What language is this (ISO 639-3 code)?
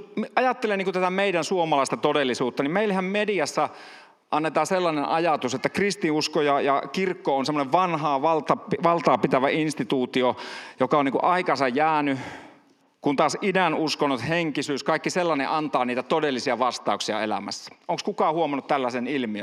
fin